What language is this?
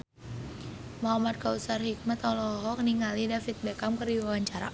Sundanese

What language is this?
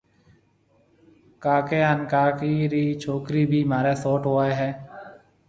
Marwari (Pakistan)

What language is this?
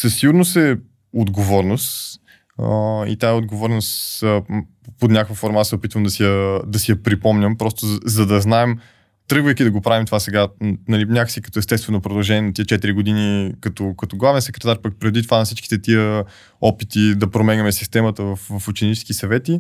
Bulgarian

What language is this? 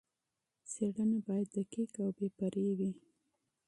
Pashto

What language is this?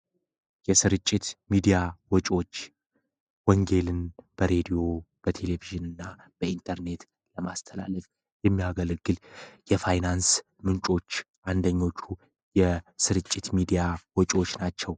Amharic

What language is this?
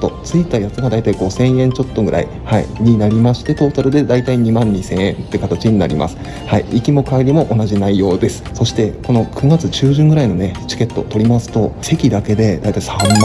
Japanese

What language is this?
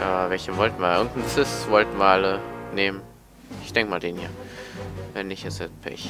German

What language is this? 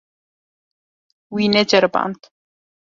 Kurdish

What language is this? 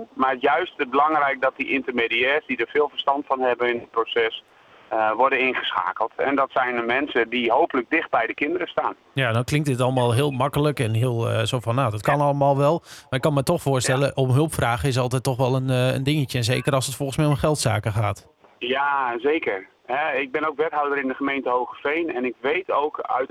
Dutch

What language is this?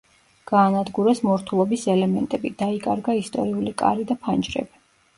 Georgian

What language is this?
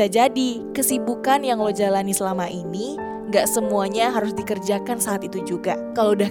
Indonesian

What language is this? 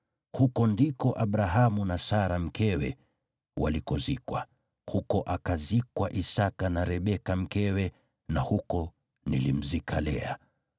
Swahili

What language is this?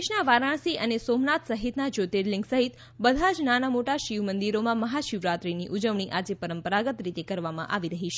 Gujarati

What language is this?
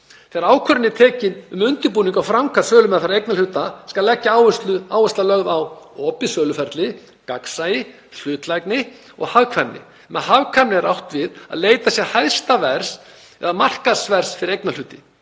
Icelandic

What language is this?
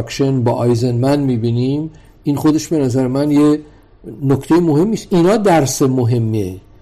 Persian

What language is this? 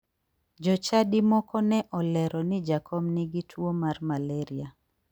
Luo (Kenya and Tanzania)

